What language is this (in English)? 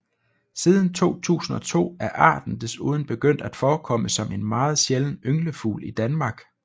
Danish